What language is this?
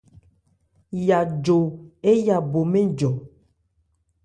Ebrié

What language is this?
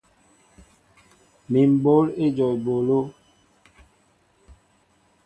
Mbo (Cameroon)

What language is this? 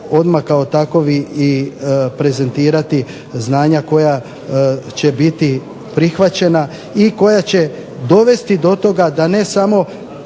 Croatian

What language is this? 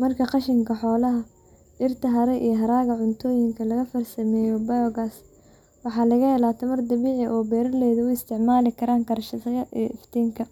Somali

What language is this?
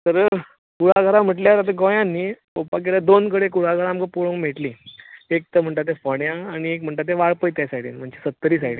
Konkani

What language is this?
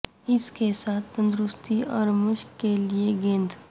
Urdu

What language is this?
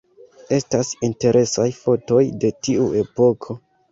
Esperanto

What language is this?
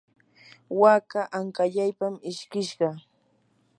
Yanahuanca Pasco Quechua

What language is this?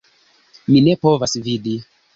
Esperanto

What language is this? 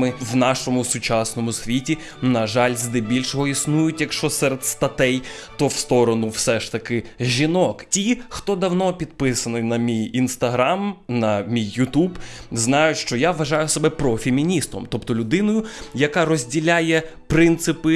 Ukrainian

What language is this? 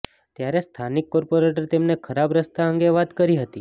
Gujarati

